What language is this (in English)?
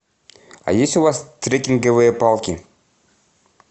Russian